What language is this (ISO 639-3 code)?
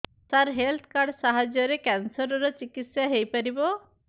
ori